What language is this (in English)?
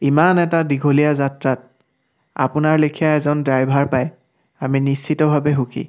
Assamese